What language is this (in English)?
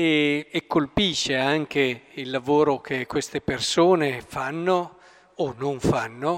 Italian